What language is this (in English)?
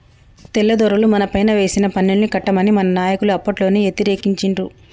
Telugu